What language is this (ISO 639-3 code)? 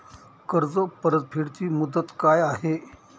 mar